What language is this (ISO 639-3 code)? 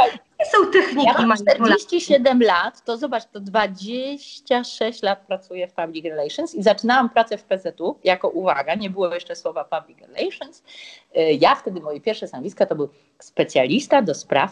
pol